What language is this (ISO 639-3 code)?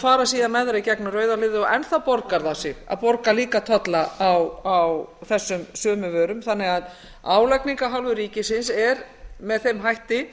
isl